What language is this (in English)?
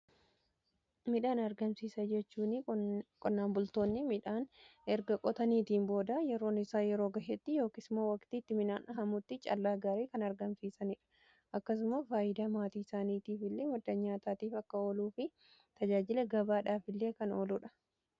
Oromo